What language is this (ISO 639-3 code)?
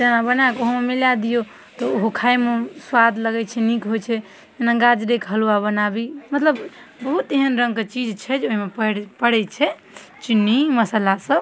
mai